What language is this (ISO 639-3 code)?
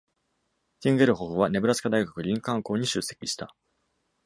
jpn